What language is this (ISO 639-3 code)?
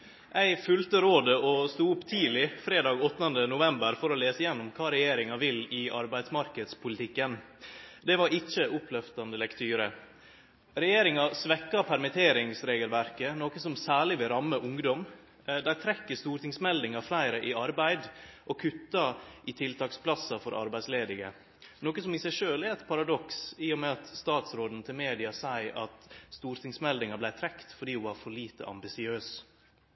nno